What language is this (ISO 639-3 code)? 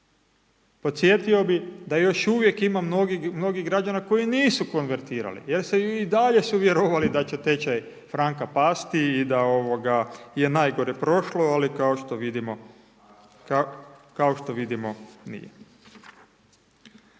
hrv